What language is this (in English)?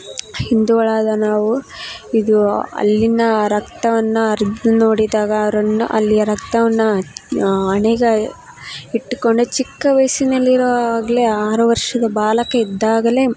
Kannada